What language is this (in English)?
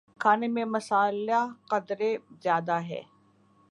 Urdu